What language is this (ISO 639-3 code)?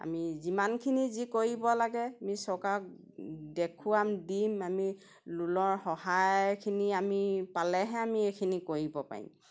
asm